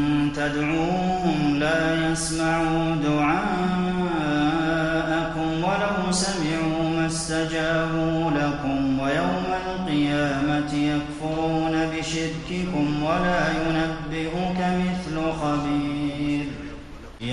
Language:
Arabic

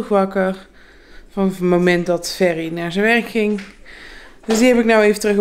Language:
Dutch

